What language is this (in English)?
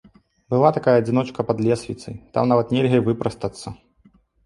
Belarusian